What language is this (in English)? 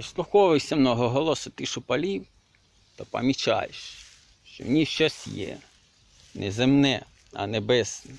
Ukrainian